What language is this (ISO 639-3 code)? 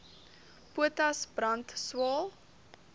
afr